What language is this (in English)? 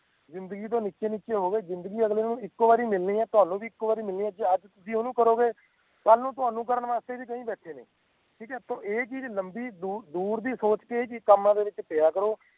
Punjabi